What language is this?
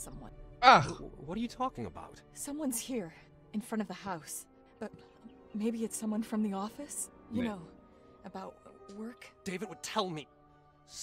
German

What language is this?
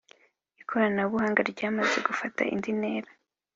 Kinyarwanda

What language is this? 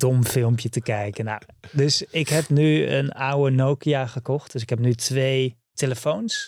Dutch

